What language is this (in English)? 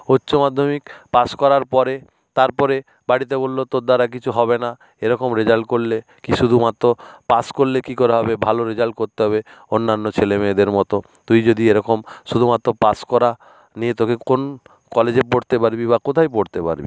Bangla